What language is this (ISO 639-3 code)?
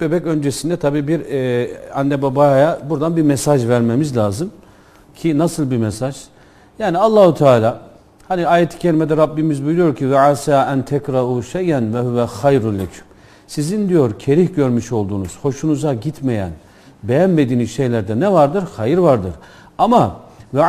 tur